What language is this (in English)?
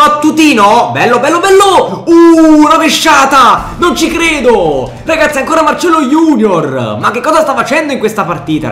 Italian